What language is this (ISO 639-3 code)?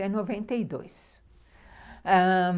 por